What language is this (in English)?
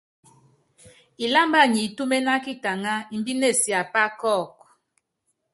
Yangben